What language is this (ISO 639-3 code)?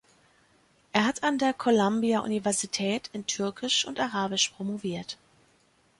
deu